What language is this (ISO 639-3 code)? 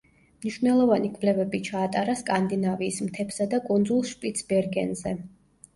kat